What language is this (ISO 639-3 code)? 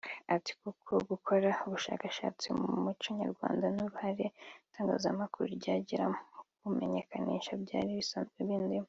kin